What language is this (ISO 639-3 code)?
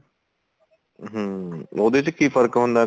pan